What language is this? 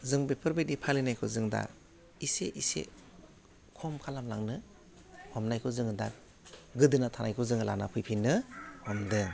Bodo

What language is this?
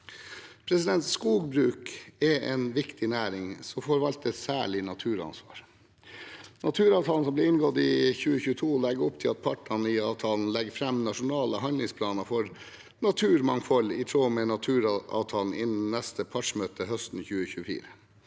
Norwegian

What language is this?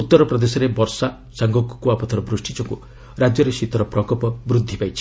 Odia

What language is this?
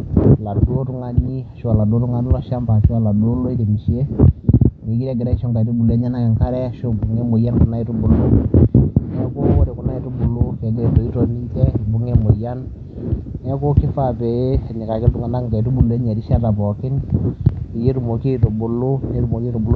Masai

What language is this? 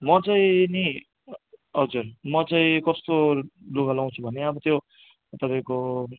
Nepali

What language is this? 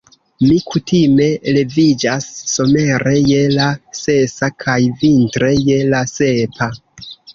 Esperanto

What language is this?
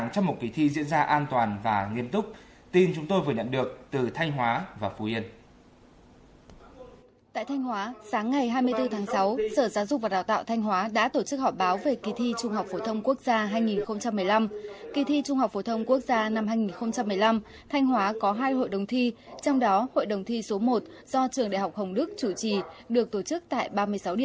Vietnamese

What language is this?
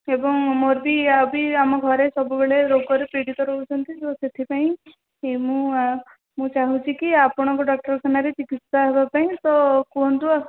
Odia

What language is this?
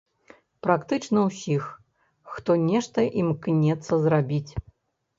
Belarusian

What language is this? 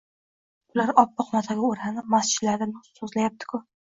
Uzbek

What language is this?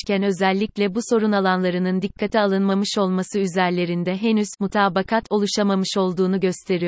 Turkish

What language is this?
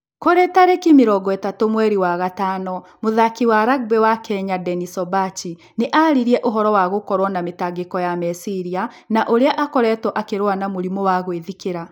Kikuyu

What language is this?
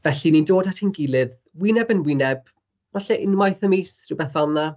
Welsh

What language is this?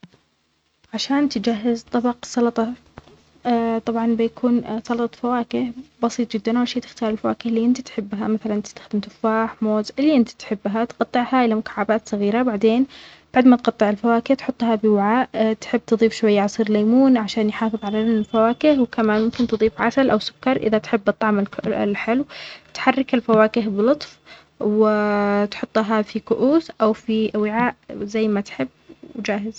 Omani Arabic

